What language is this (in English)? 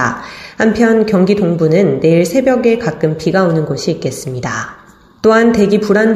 Korean